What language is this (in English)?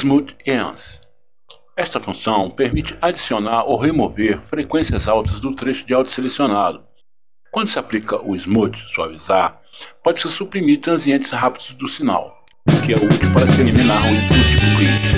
Portuguese